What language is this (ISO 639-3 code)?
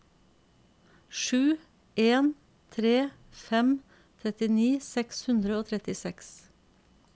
nor